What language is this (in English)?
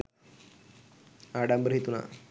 Sinhala